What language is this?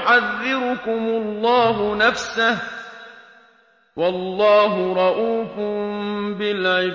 Arabic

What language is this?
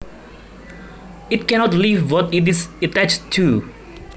Javanese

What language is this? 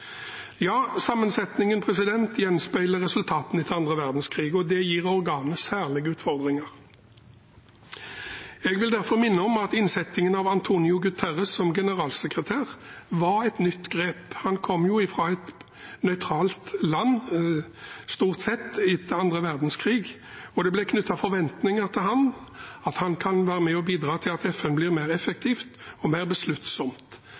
Norwegian Bokmål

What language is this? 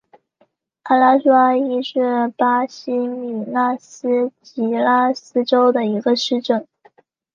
Chinese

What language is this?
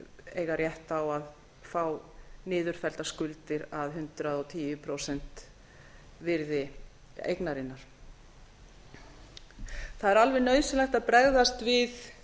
Icelandic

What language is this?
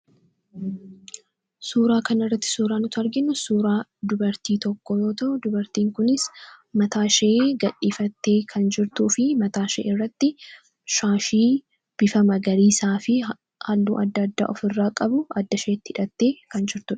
Oromo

